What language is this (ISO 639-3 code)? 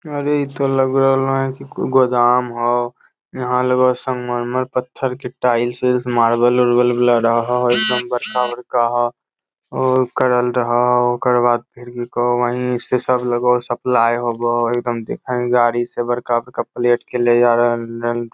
mag